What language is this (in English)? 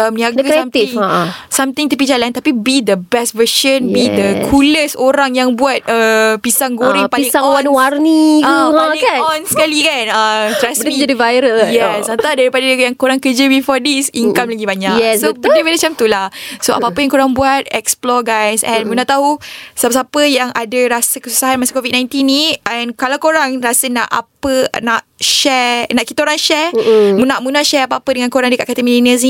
Malay